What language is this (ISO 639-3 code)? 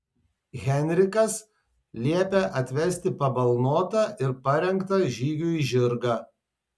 lit